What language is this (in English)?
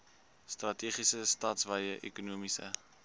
Afrikaans